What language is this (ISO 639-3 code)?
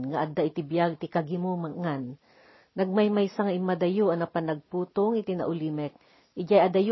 fil